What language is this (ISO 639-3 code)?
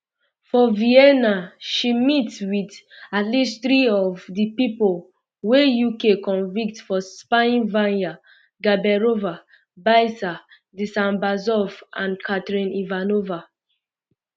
pcm